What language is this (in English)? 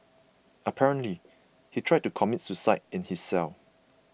English